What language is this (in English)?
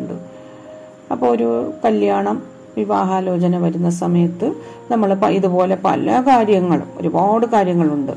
Malayalam